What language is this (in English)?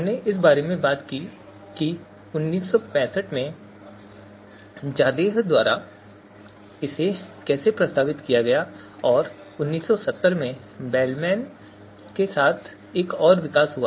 Hindi